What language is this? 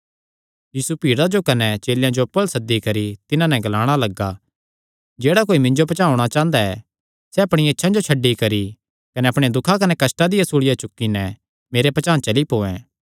Kangri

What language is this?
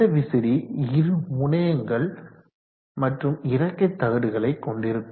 Tamil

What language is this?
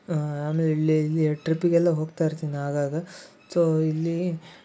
Kannada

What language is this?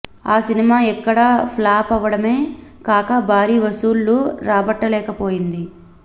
Telugu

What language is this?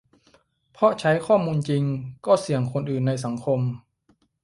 Thai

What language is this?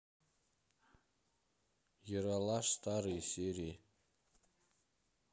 Russian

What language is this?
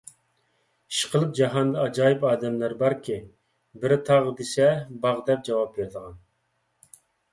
Uyghur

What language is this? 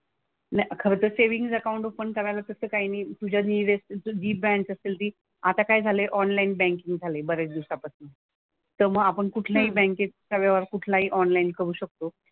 Marathi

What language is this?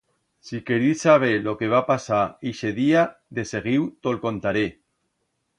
Aragonese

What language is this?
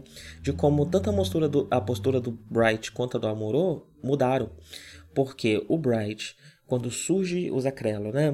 Portuguese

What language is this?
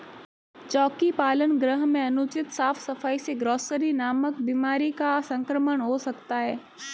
Hindi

